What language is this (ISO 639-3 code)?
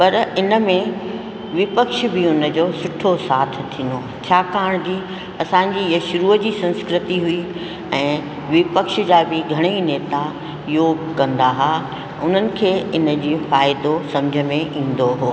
snd